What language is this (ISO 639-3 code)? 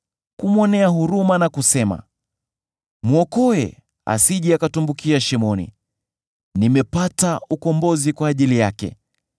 swa